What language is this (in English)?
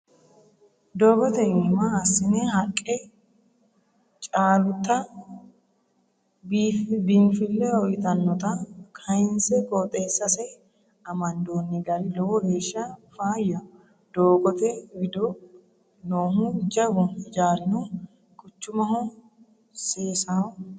Sidamo